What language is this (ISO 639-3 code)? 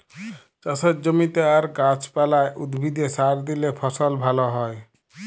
ben